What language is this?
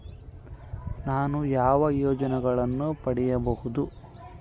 Kannada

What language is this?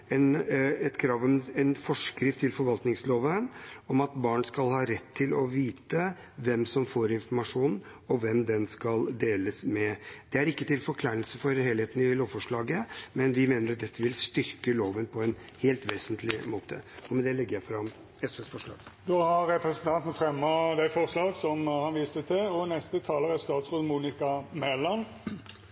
Norwegian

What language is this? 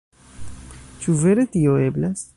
Esperanto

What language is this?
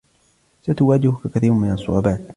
Arabic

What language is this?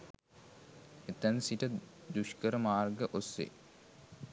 Sinhala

